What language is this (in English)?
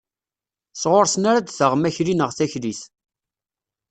Kabyle